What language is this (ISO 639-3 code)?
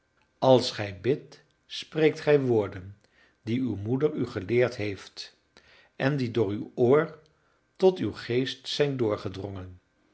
nld